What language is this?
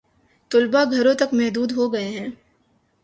Urdu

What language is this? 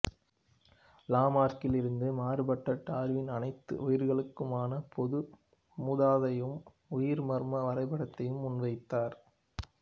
Tamil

